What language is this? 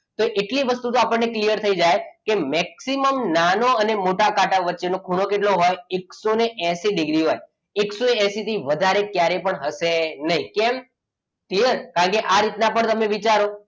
Gujarati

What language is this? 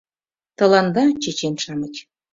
Mari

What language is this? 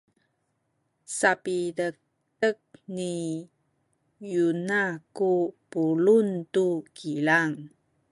Sakizaya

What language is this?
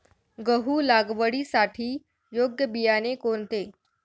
Marathi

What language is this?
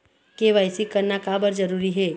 Chhattisgarhi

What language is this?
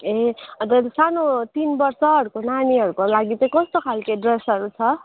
Nepali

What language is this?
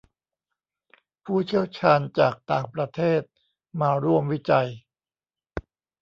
Thai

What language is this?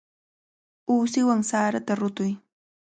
Cajatambo North Lima Quechua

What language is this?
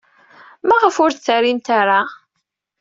Kabyle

